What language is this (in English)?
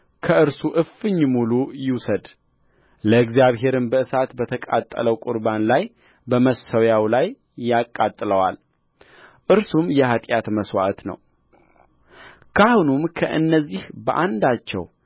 Amharic